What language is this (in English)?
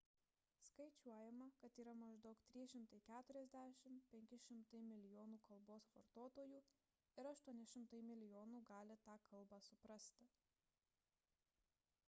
Lithuanian